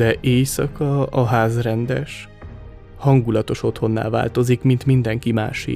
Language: Hungarian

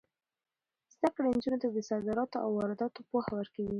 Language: Pashto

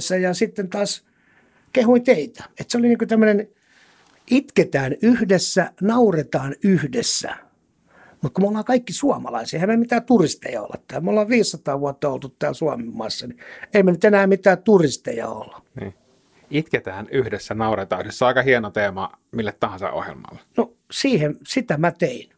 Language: Finnish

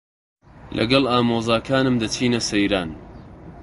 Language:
Central Kurdish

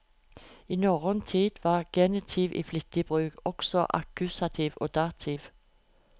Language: Norwegian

